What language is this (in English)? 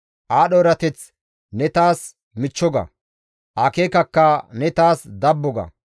Gamo